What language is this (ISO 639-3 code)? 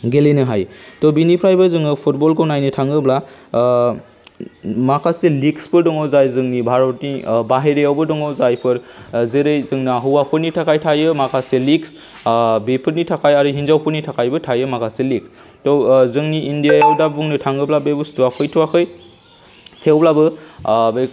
brx